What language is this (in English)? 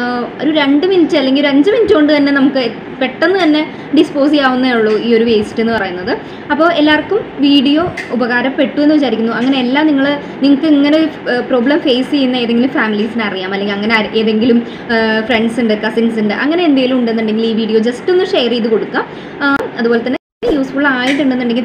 Thai